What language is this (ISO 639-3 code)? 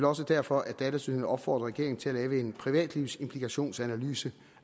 dan